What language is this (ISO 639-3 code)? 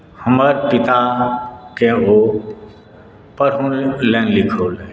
mai